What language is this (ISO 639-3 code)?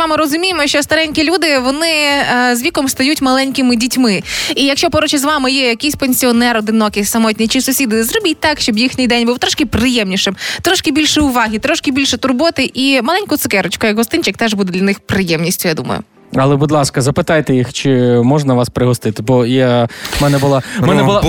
ukr